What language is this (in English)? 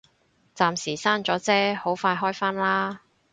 Cantonese